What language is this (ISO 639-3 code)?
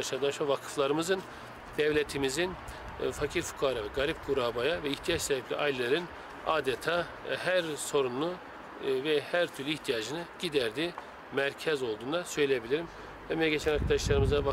tur